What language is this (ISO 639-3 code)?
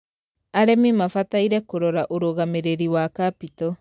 kik